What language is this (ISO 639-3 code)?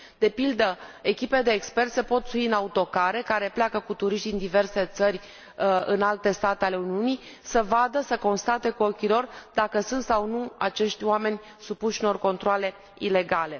ron